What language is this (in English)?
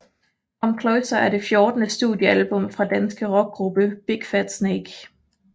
Danish